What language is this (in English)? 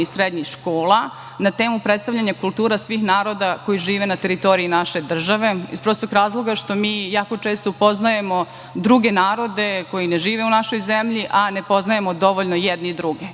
Serbian